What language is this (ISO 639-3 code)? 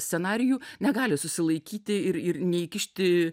lit